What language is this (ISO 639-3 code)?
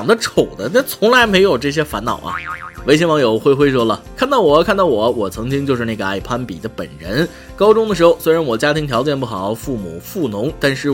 zho